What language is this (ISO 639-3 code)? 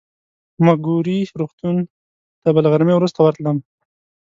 pus